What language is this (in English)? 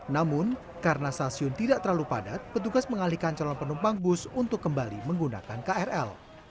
Indonesian